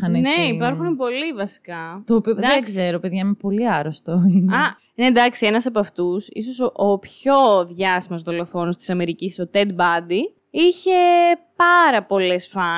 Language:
Greek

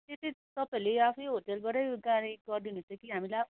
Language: Nepali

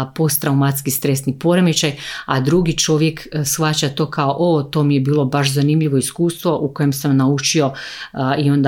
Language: Croatian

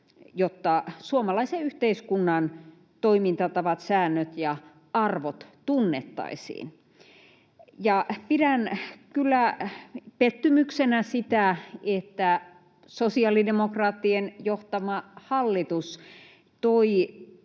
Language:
Finnish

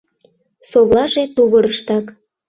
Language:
Mari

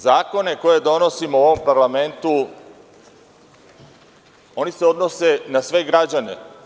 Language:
Serbian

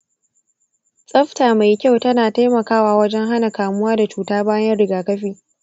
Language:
Hausa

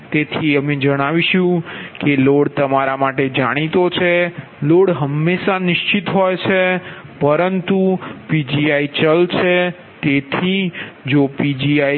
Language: Gujarati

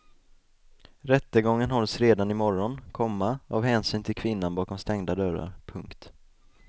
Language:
Swedish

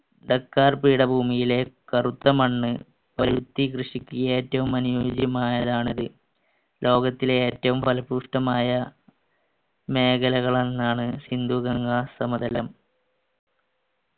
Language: Malayalam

